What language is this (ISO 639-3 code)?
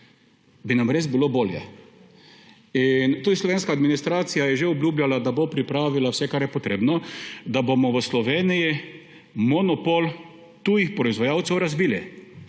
slv